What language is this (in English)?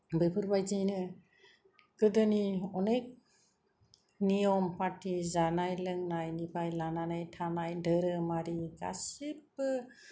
Bodo